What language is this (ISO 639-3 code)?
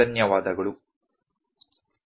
kan